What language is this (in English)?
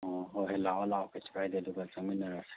Manipuri